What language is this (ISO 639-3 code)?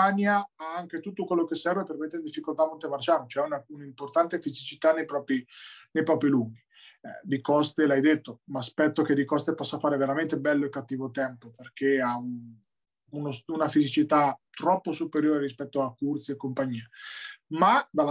ita